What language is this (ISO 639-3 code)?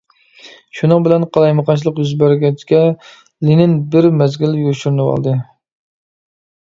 uig